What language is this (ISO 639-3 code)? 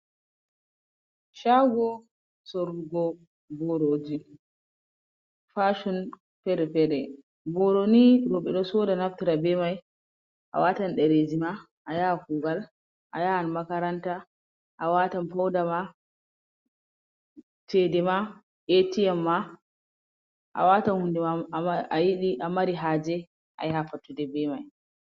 ful